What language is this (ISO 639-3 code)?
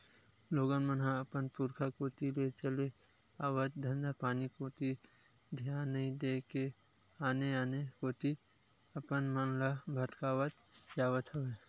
hne